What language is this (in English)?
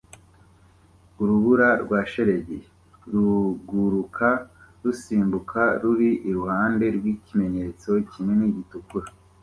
Kinyarwanda